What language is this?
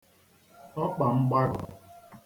Igbo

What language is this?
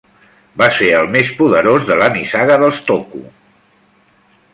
Catalan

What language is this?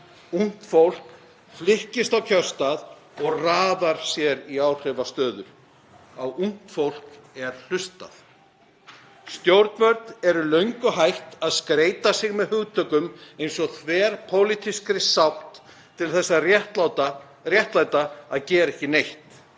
Icelandic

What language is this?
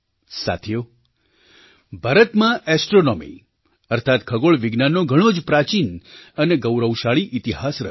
Gujarati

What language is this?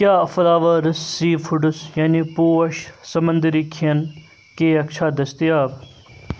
Kashmiri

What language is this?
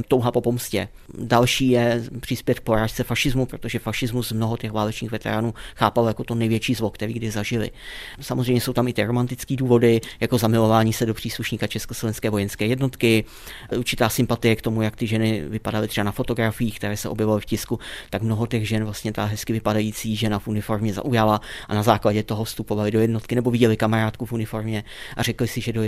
Czech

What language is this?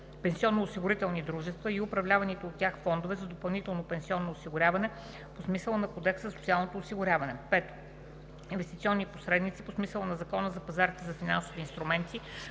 Bulgarian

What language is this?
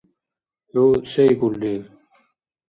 Dargwa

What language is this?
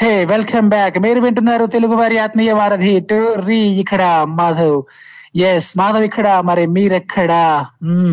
Telugu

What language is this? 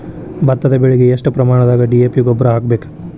Kannada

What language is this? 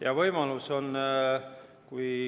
Estonian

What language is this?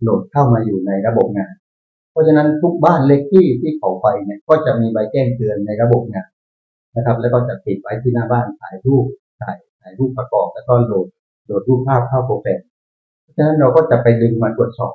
Thai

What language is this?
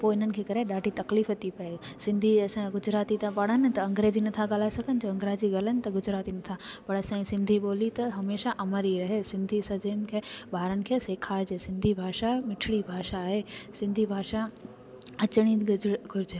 Sindhi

